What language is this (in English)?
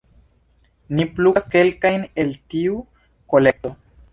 Esperanto